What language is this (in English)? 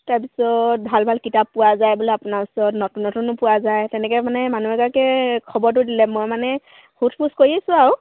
Assamese